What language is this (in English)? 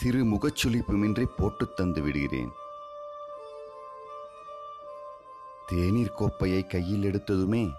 Tamil